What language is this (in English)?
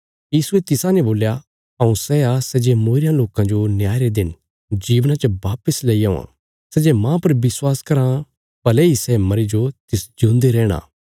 Bilaspuri